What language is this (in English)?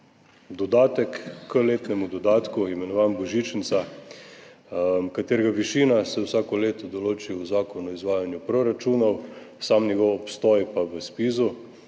Slovenian